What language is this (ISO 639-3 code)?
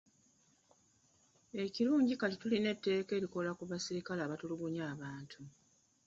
lug